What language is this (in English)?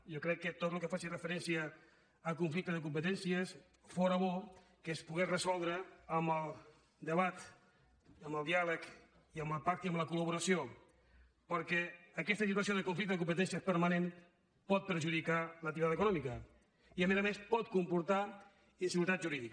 Catalan